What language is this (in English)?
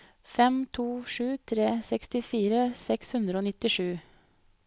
Norwegian